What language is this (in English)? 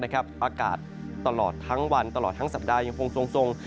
Thai